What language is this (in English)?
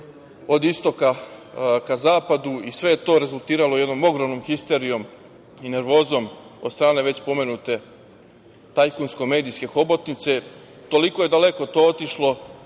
Serbian